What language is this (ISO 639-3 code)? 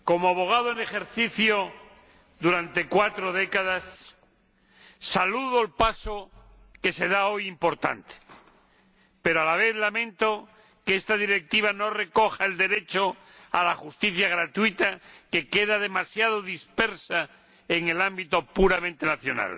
spa